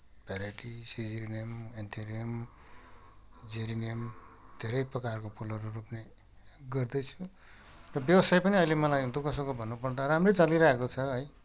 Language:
Nepali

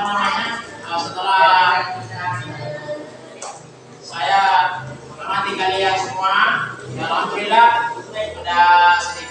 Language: Indonesian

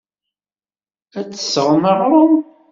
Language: Kabyle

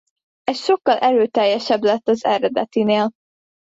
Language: Hungarian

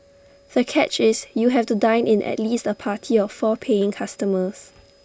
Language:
English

